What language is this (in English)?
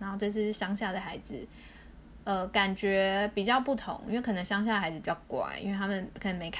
Chinese